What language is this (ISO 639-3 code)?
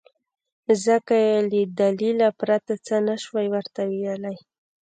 pus